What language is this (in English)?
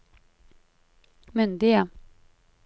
Norwegian